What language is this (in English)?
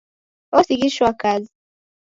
Taita